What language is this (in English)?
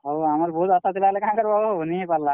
Odia